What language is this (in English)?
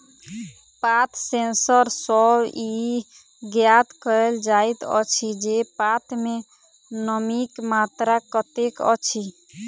Maithili